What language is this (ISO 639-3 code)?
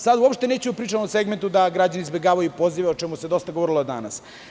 srp